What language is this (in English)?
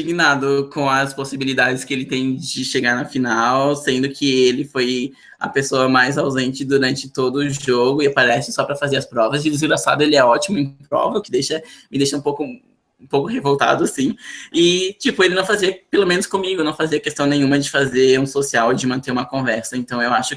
Portuguese